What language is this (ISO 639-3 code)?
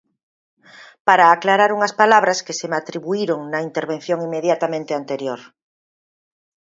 glg